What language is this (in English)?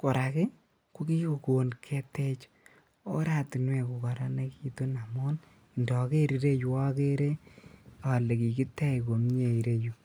Kalenjin